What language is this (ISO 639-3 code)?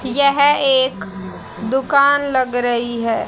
hin